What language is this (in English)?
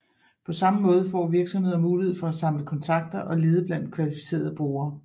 Danish